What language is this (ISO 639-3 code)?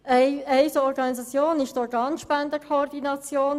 gsw